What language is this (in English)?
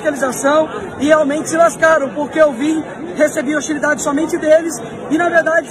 Portuguese